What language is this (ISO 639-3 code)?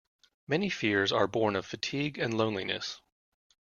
eng